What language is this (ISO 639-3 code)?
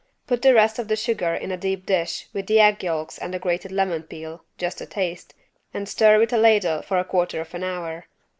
eng